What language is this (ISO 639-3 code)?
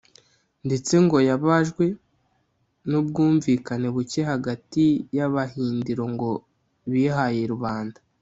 kin